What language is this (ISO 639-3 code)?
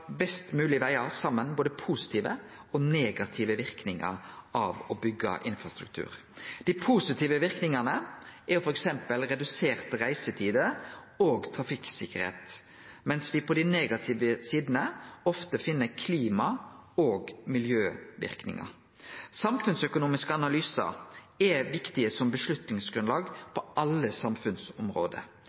nno